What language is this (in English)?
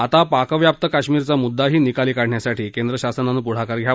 Marathi